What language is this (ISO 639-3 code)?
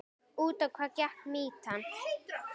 isl